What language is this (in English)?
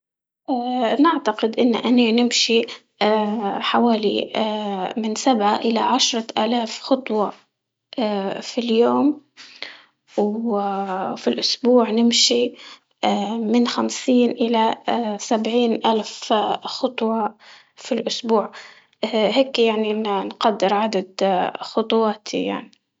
Libyan Arabic